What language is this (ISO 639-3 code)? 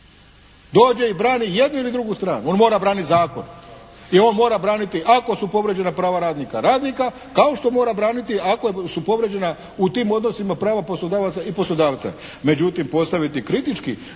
hrv